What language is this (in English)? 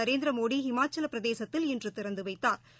Tamil